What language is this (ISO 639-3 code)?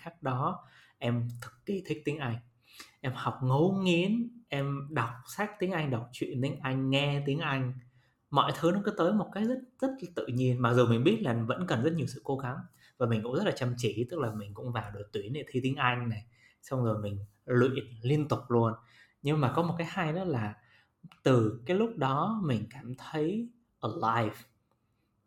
vie